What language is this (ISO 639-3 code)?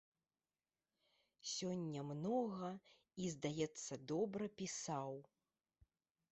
bel